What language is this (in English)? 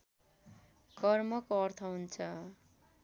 Nepali